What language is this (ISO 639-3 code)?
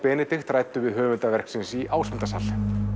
isl